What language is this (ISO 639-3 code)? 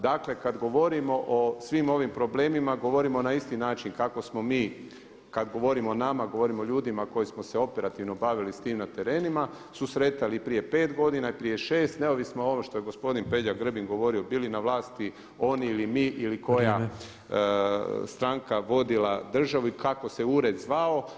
hrv